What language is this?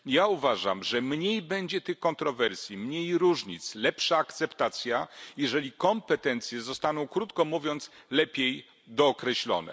Polish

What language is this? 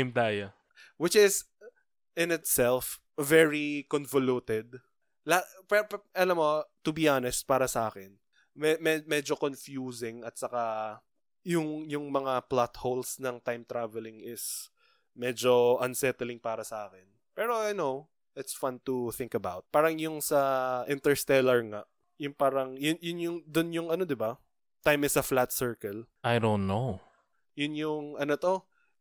Filipino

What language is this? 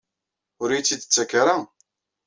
Kabyle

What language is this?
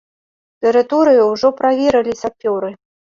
Belarusian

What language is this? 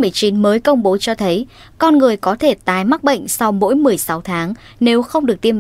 Vietnamese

